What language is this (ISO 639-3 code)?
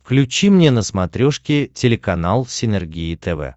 rus